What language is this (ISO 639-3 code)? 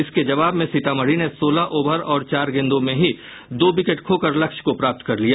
hin